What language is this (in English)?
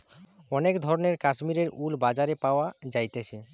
Bangla